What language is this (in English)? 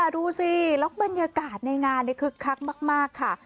Thai